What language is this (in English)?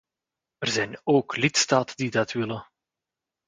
Dutch